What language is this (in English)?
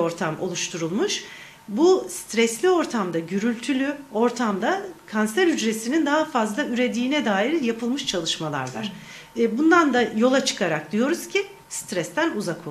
Turkish